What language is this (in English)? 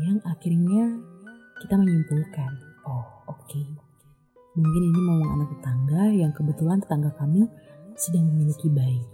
Indonesian